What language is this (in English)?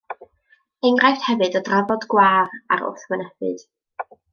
Welsh